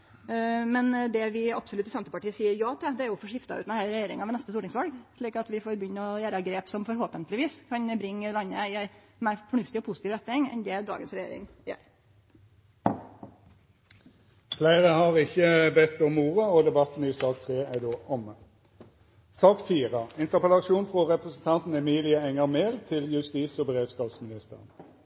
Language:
Norwegian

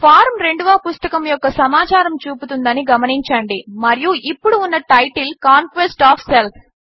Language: Telugu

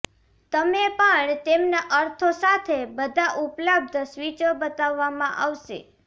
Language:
Gujarati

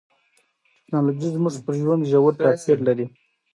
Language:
Pashto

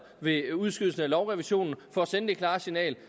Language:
Danish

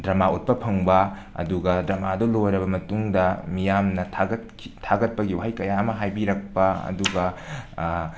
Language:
Manipuri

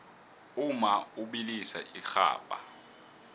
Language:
South Ndebele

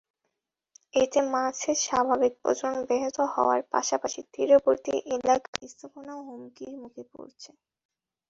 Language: Bangla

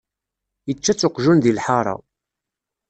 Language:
Kabyle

